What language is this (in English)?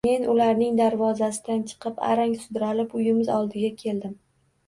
Uzbek